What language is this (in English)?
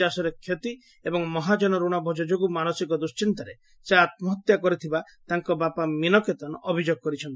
Odia